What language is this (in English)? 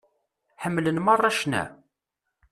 Kabyle